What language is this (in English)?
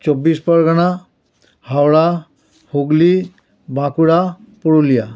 Bangla